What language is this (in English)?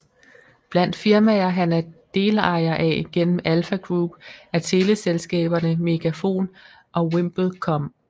Danish